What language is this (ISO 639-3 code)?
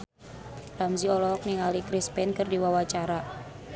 sun